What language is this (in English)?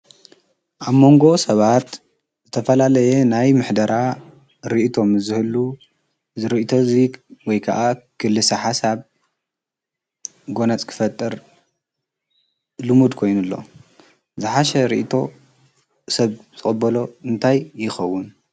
Tigrinya